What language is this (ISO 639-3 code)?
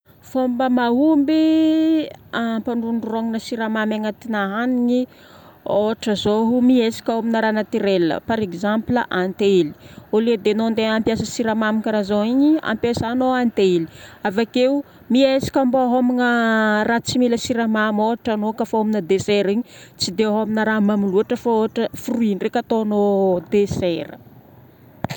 bmm